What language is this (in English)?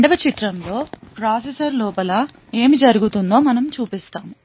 Telugu